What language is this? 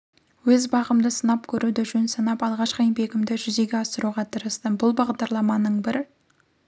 Kazakh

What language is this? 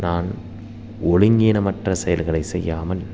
Tamil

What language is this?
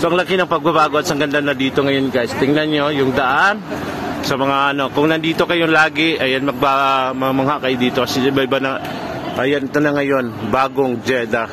Filipino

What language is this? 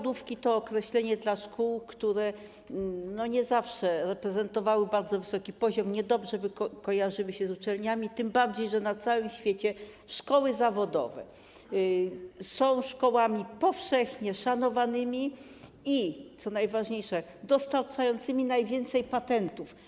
Polish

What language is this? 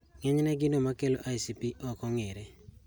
Luo (Kenya and Tanzania)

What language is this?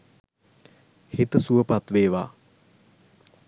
Sinhala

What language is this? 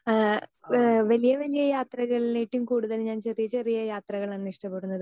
Malayalam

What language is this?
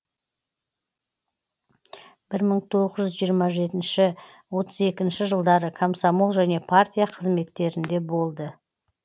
Kazakh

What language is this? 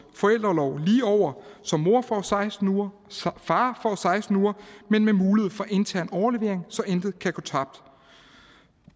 Danish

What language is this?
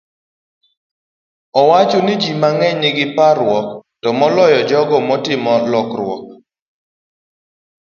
Luo (Kenya and Tanzania)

